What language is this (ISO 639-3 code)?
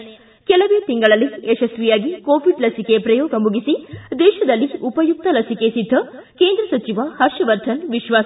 kan